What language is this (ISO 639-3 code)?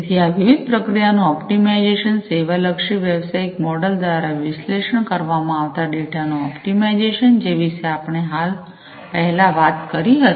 guj